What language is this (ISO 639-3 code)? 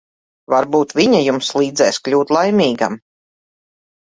lav